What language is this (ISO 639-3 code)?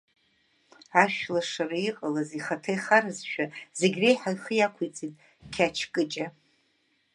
abk